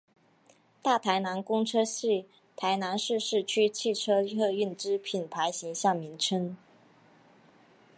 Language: Chinese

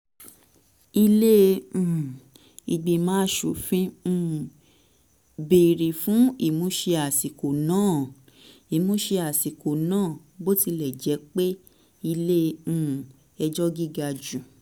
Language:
Yoruba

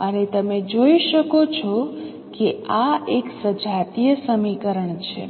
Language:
Gujarati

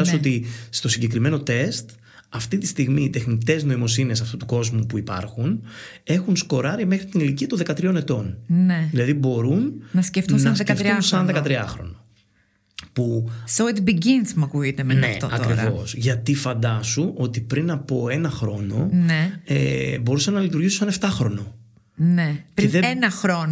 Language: Greek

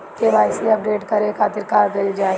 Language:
Bhojpuri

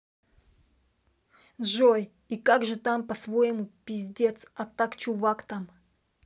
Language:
Russian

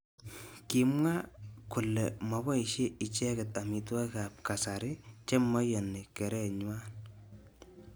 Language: Kalenjin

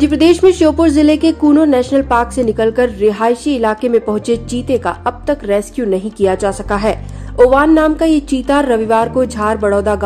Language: Hindi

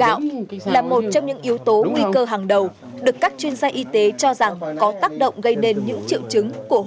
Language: Vietnamese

